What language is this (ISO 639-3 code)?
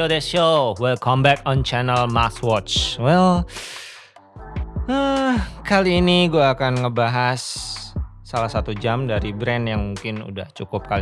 ind